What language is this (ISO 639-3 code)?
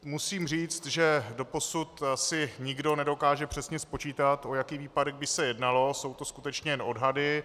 ces